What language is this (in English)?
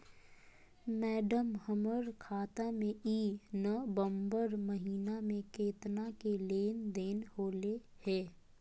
Magahi